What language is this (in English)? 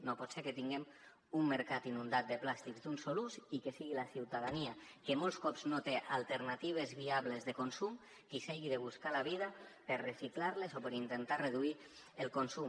Catalan